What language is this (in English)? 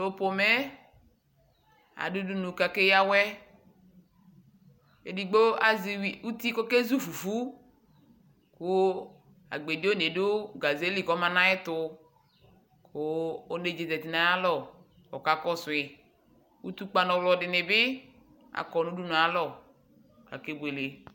Ikposo